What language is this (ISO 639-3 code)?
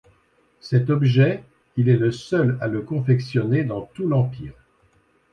fra